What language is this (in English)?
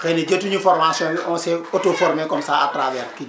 Wolof